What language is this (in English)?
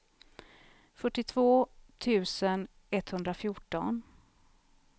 Swedish